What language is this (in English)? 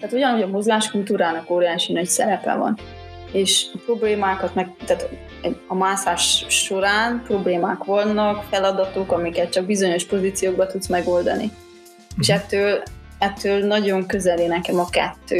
Hungarian